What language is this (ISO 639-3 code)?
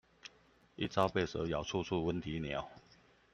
zho